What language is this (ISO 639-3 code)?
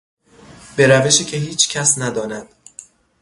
fas